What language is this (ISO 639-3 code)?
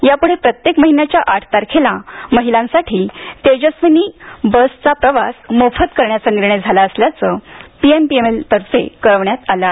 mar